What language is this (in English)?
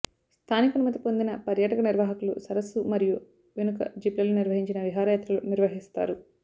Telugu